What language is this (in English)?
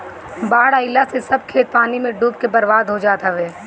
Bhojpuri